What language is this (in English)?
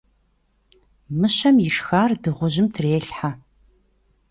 Kabardian